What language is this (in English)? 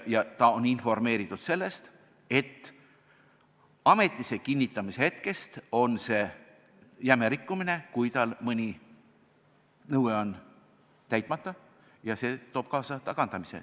Estonian